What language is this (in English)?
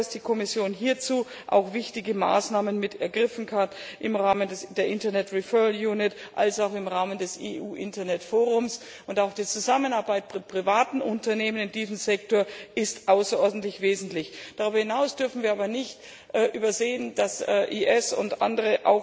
German